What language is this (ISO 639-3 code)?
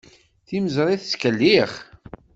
kab